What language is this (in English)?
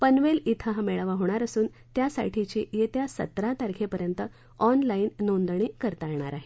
Marathi